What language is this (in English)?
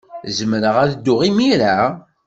Kabyle